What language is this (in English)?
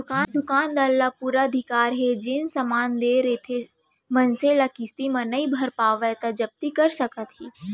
Chhattisgarhi